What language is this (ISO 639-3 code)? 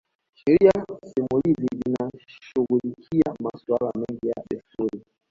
swa